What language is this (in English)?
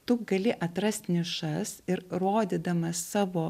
Lithuanian